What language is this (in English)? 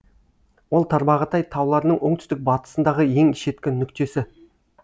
Kazakh